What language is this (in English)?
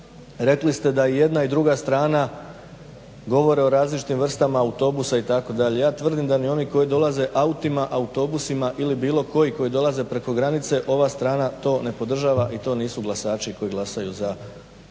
Croatian